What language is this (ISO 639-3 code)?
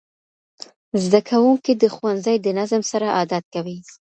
pus